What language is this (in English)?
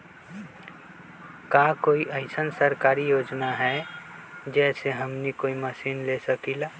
Magahi